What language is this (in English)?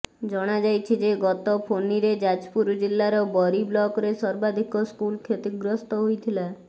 Odia